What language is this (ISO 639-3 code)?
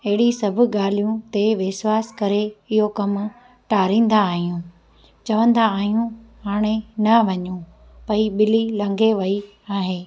snd